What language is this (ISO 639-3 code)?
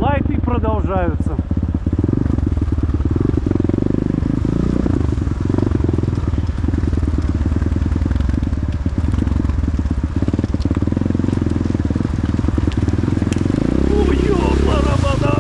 rus